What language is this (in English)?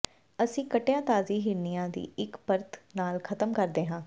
Punjabi